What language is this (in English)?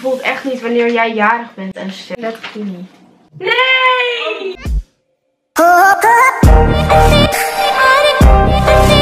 Dutch